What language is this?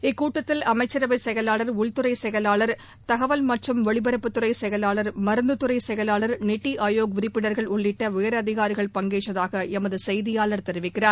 Tamil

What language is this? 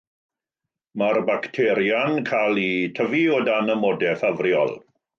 Welsh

